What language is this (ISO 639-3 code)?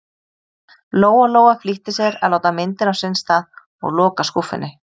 isl